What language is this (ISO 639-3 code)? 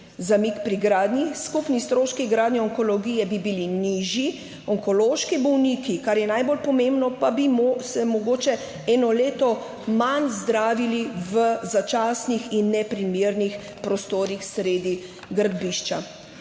slv